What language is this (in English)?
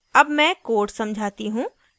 Hindi